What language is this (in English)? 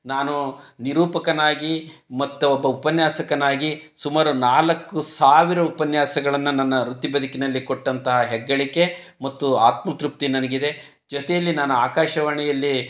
Kannada